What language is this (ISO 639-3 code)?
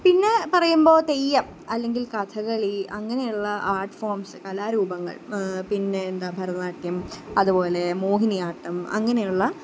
mal